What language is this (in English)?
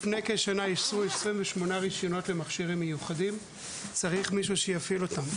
Hebrew